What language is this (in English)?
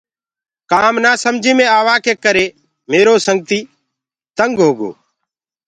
Gurgula